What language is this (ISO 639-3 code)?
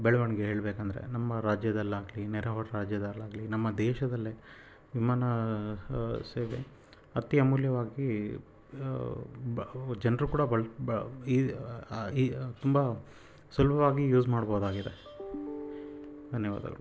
kan